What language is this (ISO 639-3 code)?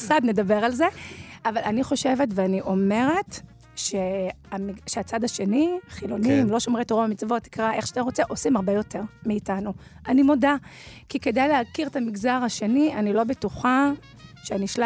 heb